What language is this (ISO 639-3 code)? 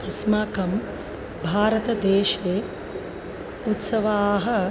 san